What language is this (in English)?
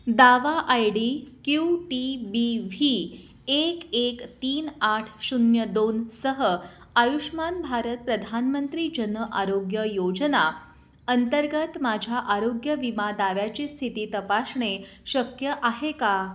Marathi